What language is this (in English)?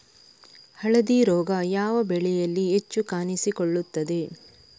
Kannada